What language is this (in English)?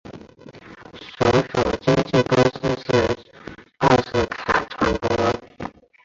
Chinese